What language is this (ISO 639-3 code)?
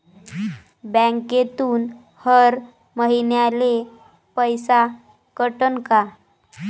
mar